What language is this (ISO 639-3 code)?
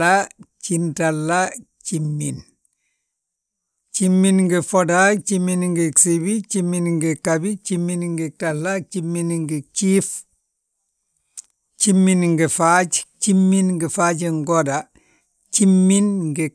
bjt